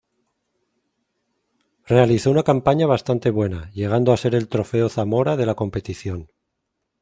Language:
Spanish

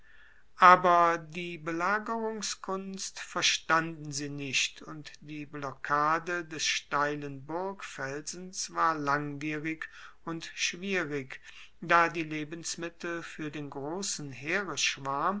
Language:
German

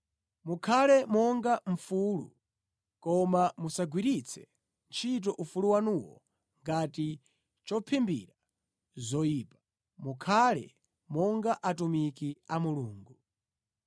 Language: Nyanja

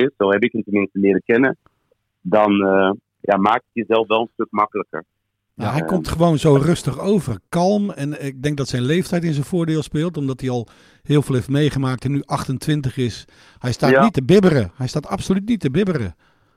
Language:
Dutch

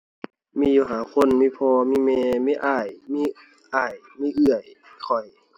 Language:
Thai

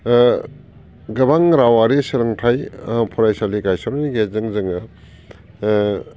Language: Bodo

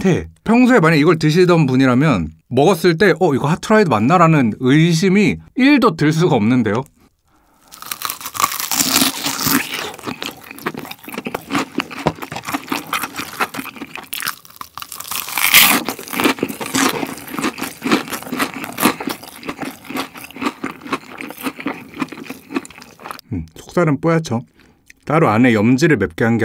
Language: Korean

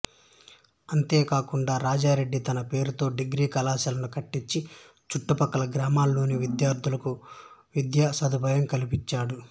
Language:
Telugu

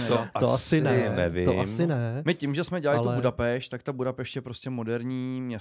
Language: Czech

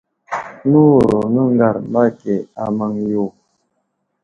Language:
Wuzlam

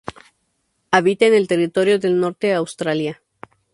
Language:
Spanish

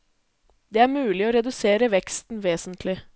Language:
Norwegian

